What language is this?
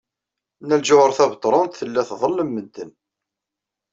Kabyle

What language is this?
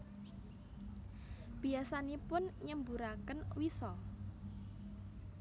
Javanese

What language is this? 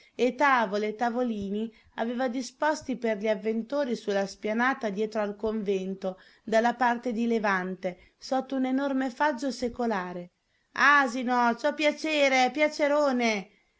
Italian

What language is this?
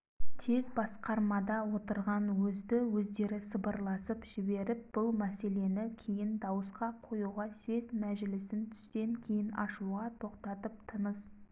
Kazakh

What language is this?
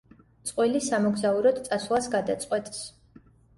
Georgian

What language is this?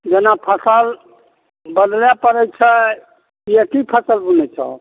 Maithili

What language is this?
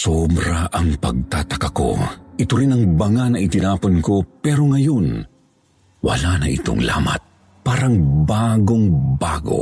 Filipino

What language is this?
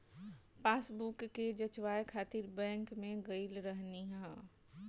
Bhojpuri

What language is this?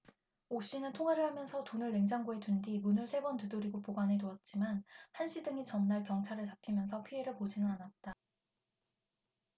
Korean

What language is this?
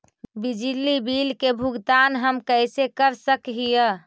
Magahi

